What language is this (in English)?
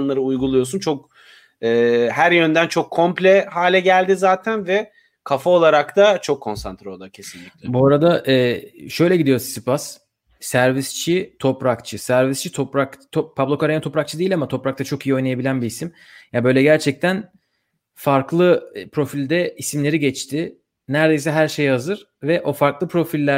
Turkish